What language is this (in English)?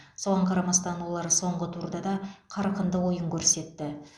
Kazakh